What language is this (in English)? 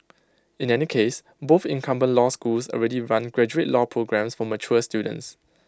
English